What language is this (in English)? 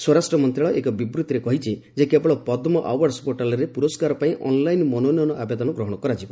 Odia